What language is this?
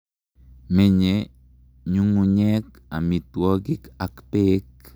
Kalenjin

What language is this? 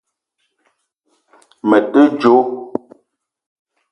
Eton (Cameroon)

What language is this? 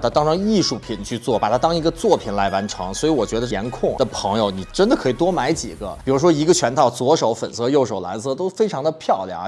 Chinese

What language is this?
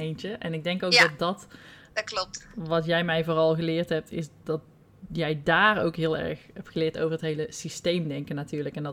Dutch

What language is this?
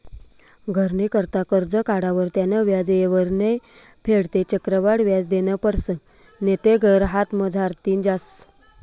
Marathi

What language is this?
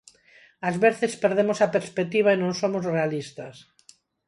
Galician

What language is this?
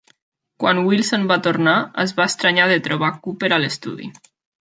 Catalan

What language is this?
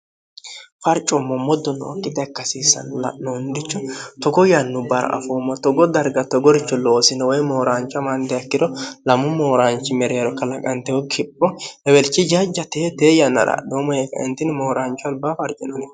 Sidamo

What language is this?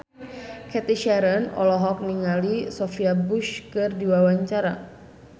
Sundanese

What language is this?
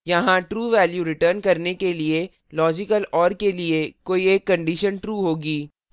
Hindi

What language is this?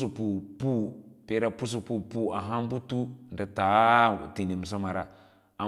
Lala-Roba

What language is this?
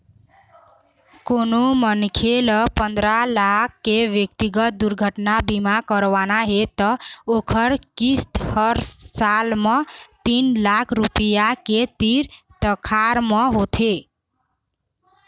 Chhattisgarhi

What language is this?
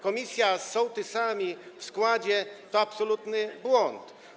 Polish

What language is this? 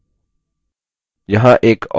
Hindi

